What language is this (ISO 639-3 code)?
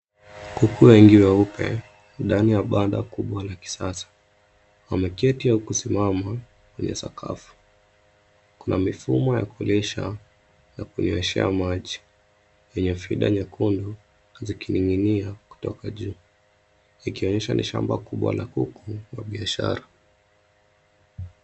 swa